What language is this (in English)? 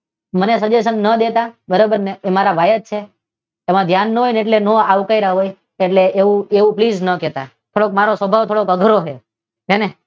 Gujarati